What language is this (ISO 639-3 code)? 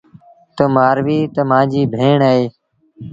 sbn